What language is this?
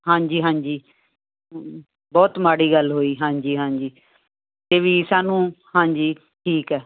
Punjabi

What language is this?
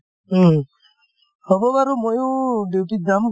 Assamese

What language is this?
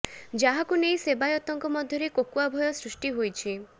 Odia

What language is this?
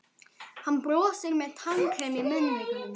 Icelandic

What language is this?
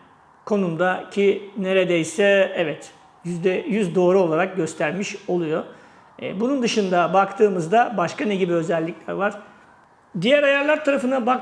Turkish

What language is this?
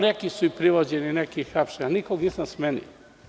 Serbian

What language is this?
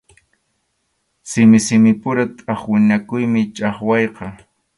Arequipa-La Unión Quechua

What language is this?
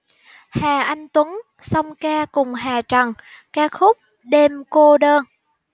Vietnamese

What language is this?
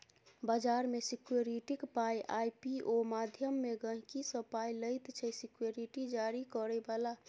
Maithili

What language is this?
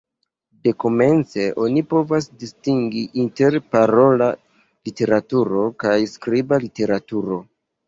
Esperanto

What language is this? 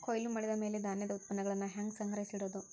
Kannada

